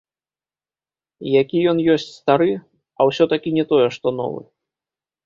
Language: Belarusian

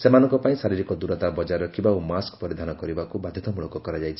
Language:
Odia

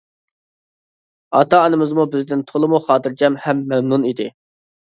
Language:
Uyghur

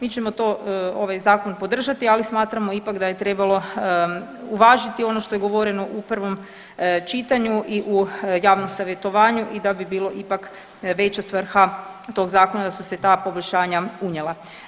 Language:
Croatian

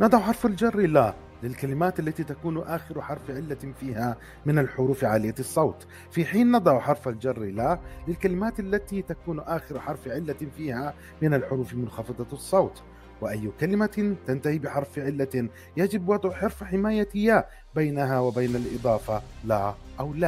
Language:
Arabic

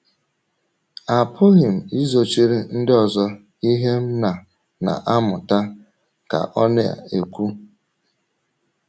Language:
Igbo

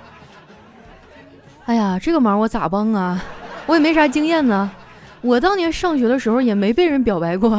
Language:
Chinese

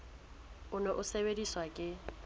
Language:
Southern Sotho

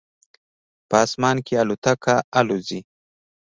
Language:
Pashto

